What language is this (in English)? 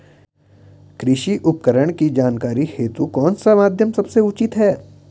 Hindi